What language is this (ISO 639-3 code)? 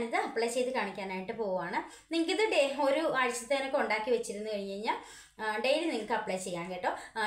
mal